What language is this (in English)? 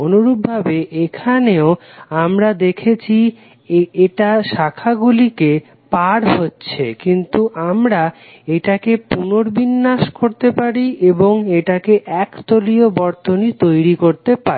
Bangla